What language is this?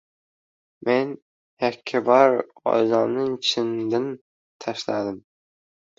Uzbek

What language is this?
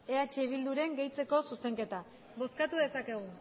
Basque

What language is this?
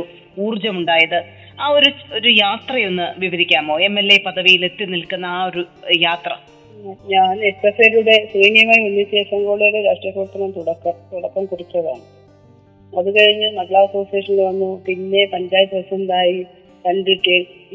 Malayalam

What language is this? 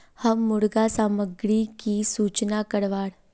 Magahi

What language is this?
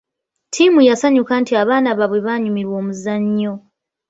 Ganda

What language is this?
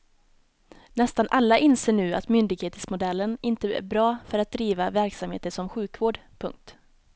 Swedish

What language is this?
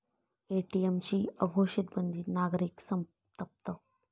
Marathi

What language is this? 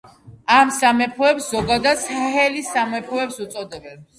Georgian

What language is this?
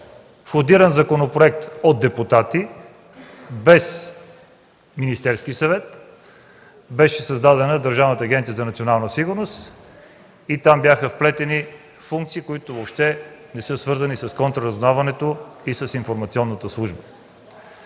Bulgarian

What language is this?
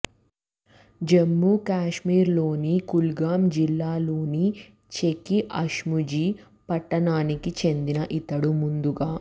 Telugu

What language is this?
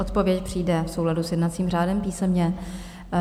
Czech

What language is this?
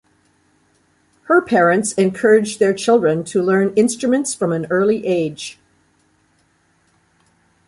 English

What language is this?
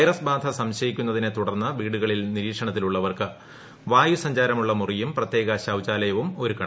Malayalam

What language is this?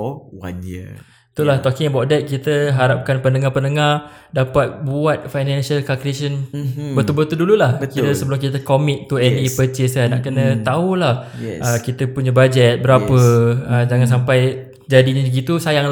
Malay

